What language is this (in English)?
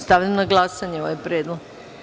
Serbian